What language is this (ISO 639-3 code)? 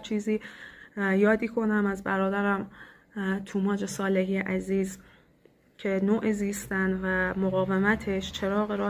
fas